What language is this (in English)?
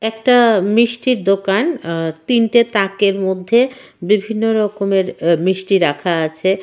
Bangla